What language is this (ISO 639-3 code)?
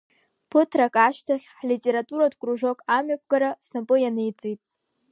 abk